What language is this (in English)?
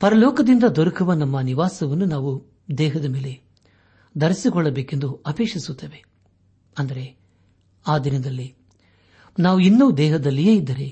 Kannada